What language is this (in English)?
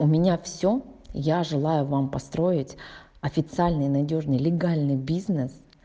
Russian